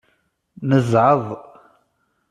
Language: Kabyle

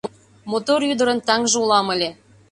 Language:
Mari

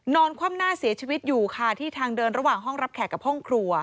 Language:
Thai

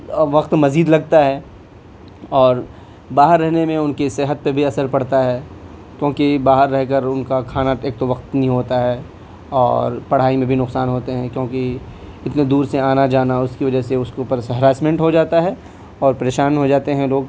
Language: Urdu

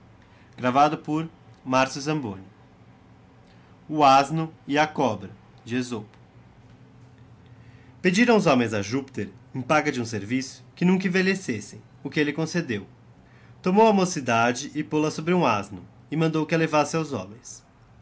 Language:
Portuguese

